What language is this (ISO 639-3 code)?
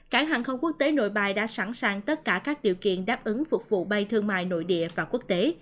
vie